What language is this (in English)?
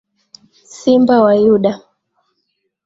Swahili